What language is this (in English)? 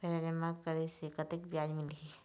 Chhattisgarhi